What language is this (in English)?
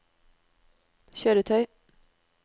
Norwegian